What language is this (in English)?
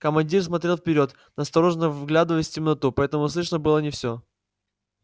Russian